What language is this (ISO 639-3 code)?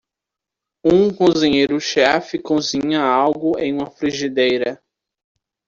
por